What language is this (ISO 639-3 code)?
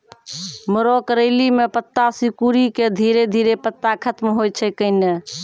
mai